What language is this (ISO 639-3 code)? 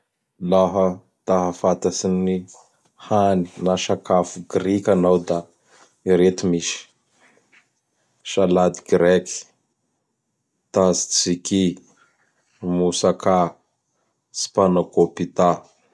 bhr